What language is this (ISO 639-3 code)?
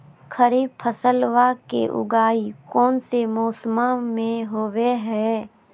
mag